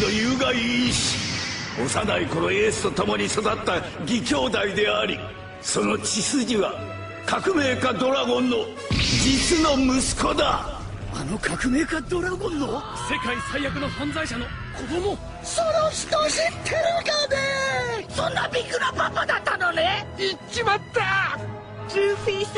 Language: Japanese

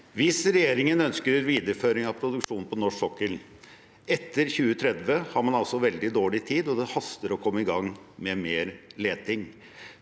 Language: Norwegian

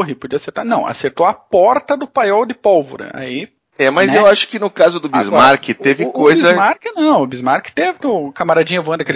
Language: Portuguese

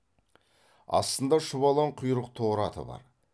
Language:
Kazakh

